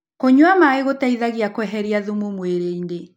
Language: Kikuyu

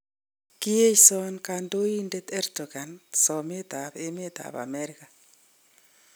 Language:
Kalenjin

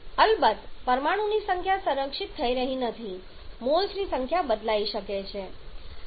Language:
Gujarati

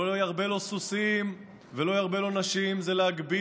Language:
Hebrew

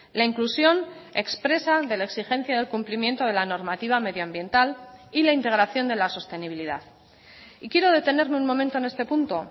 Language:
Spanish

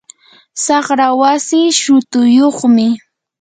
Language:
Yanahuanca Pasco Quechua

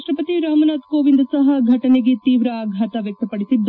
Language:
Kannada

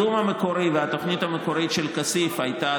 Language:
Hebrew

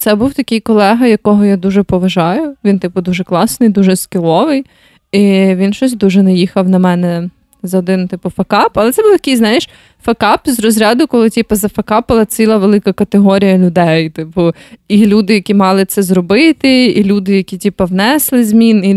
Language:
Ukrainian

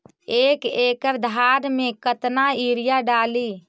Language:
Magahi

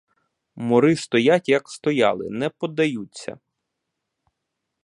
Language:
Ukrainian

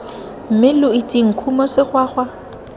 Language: Tswana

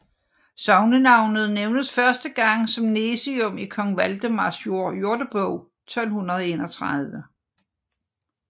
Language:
Danish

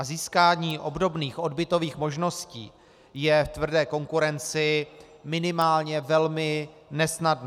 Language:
Czech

